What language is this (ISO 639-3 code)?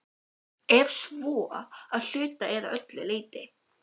isl